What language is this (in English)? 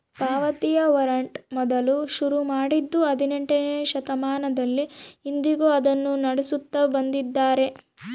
Kannada